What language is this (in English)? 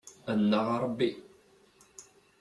Kabyle